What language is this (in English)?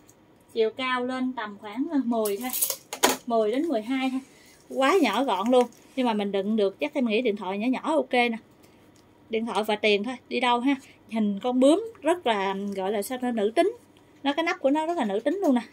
Vietnamese